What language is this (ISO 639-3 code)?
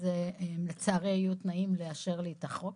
heb